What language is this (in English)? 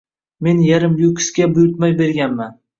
Uzbek